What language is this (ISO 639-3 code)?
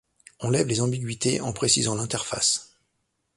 fra